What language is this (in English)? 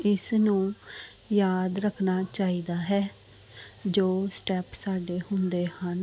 Punjabi